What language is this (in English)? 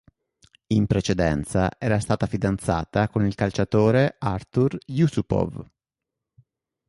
Italian